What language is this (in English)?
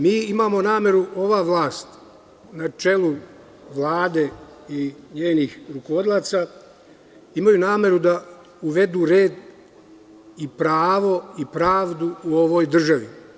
Serbian